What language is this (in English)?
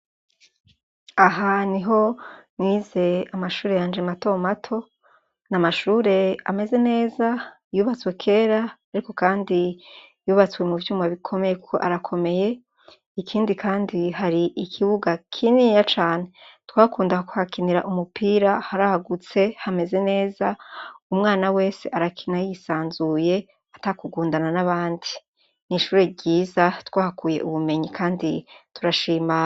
Rundi